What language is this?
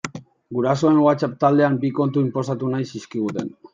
Basque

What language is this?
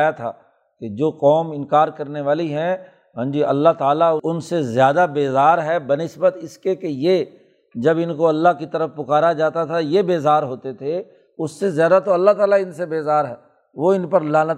Urdu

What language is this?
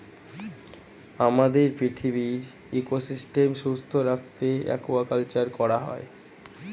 Bangla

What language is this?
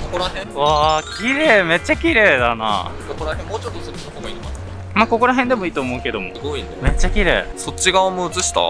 Japanese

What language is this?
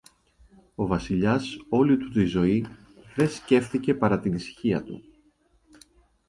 Greek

